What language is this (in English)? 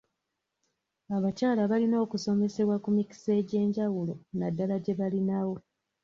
Ganda